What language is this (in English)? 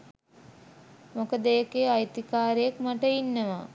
Sinhala